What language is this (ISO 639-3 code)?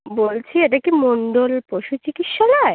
ben